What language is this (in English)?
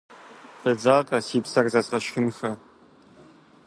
Kabardian